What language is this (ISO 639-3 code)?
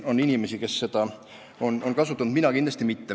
est